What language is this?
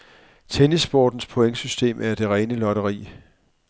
Danish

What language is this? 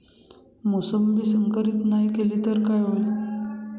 Marathi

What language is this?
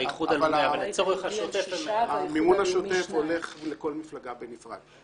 Hebrew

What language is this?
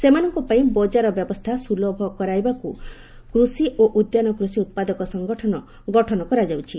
Odia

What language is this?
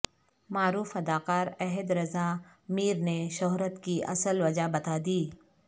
Urdu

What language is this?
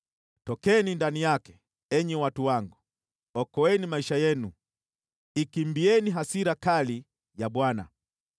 Swahili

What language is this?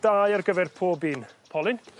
Welsh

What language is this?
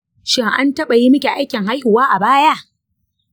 Hausa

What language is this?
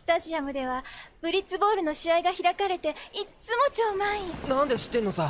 Japanese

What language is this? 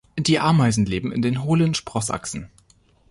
German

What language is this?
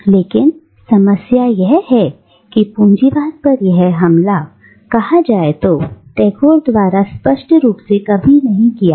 Hindi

